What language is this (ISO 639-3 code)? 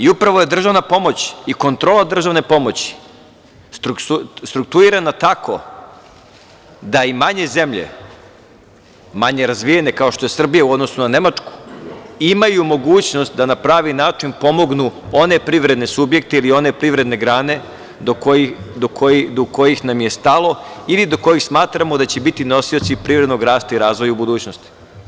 srp